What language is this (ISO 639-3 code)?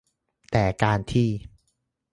tha